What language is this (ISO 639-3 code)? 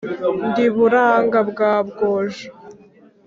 kin